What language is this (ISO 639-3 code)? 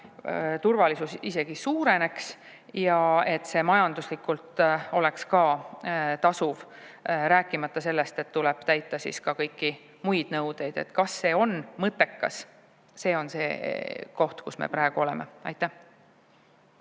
est